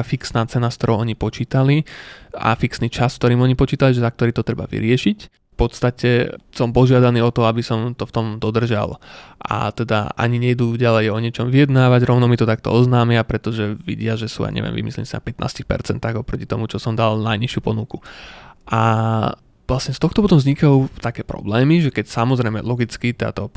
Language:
Slovak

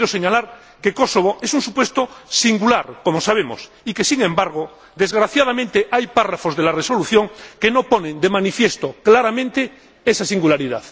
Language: Spanish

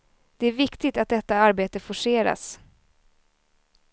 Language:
Swedish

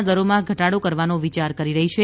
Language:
Gujarati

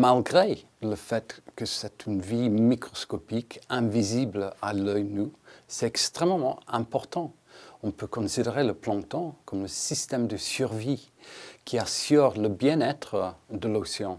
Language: French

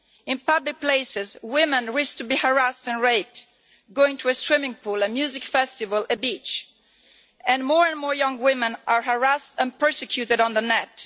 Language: English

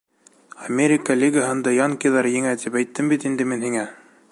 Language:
Bashkir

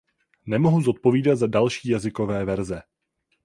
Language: Czech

